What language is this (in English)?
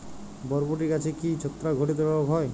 Bangla